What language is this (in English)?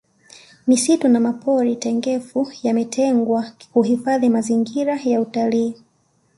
Swahili